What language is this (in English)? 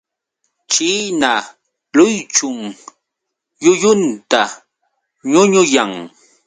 Yauyos Quechua